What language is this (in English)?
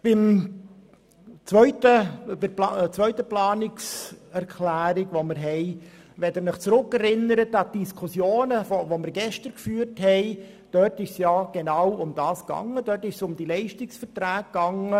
Swiss German